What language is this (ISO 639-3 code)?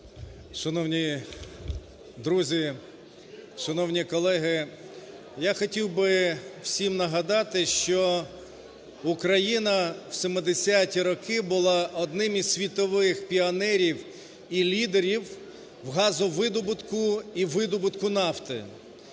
ukr